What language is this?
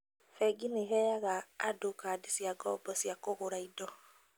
Kikuyu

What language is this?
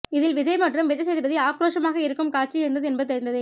Tamil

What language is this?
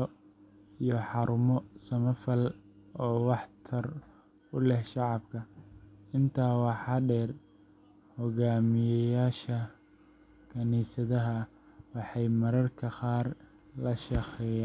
Somali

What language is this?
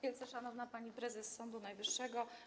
Polish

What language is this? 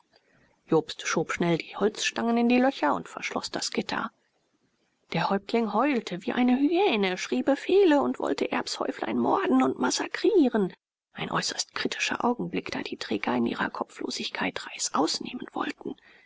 German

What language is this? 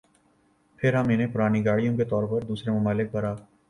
Urdu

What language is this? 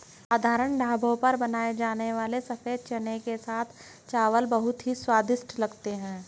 Hindi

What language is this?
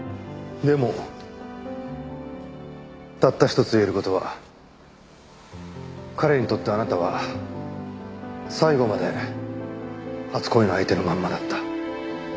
Japanese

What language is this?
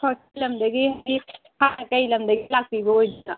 Manipuri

